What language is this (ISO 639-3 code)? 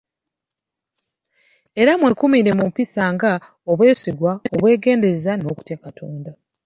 lug